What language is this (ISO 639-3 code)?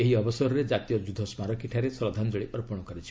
ori